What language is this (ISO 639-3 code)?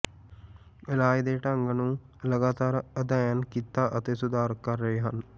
pan